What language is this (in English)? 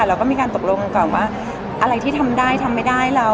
Thai